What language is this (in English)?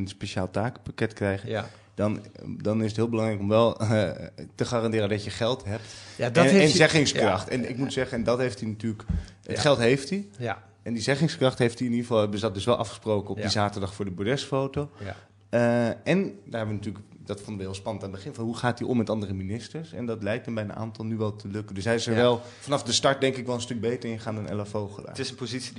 Dutch